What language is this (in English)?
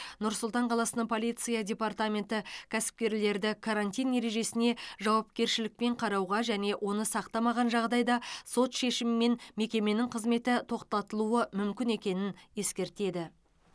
Kazakh